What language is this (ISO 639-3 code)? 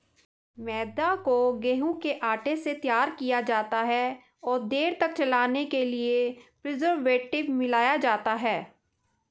hin